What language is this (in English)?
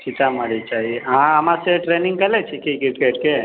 Maithili